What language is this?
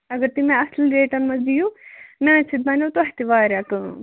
Kashmiri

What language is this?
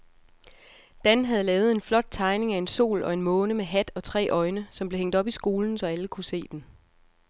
Danish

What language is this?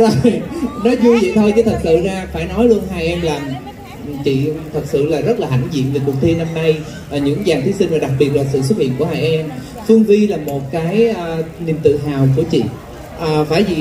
Vietnamese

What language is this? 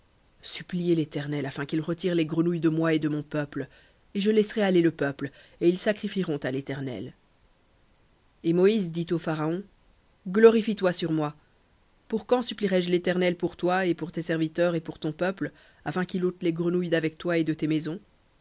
French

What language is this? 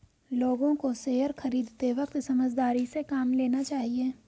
Hindi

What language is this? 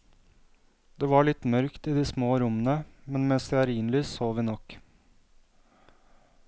Norwegian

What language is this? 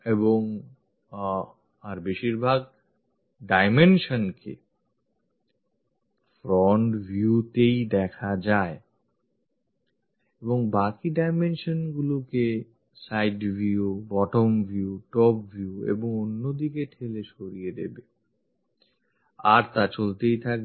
Bangla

